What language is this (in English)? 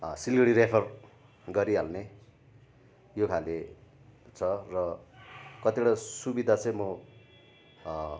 Nepali